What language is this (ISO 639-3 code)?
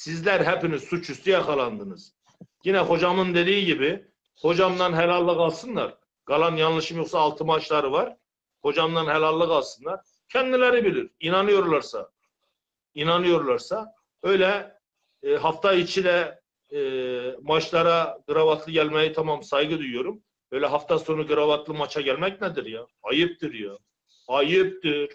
tur